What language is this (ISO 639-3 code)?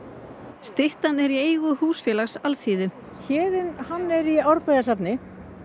isl